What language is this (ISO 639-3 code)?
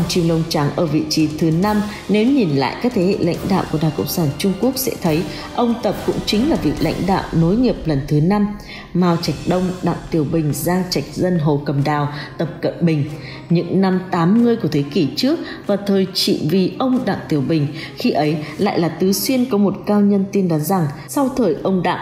vie